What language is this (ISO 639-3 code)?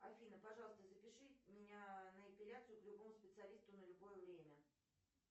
rus